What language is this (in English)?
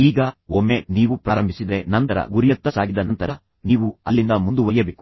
Kannada